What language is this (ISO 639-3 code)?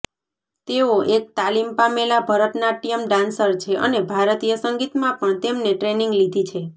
guj